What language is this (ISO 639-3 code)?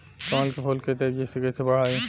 bho